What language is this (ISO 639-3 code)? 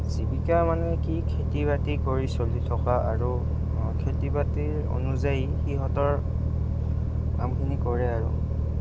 asm